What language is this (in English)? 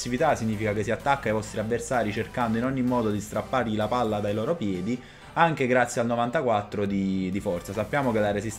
Italian